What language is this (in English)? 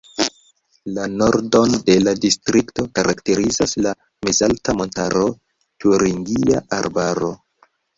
Esperanto